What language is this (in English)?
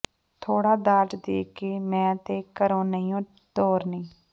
Punjabi